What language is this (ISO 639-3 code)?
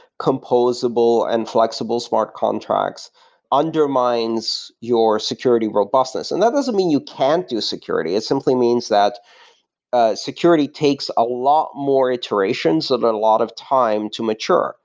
eng